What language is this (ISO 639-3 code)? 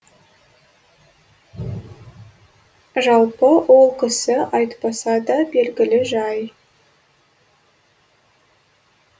kaz